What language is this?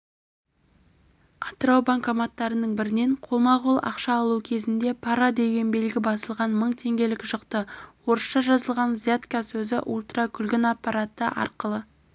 Kazakh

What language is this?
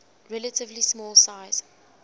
English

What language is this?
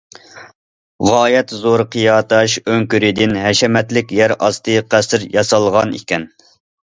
Uyghur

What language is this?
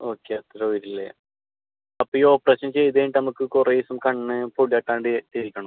Malayalam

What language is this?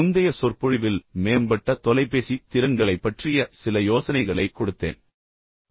Tamil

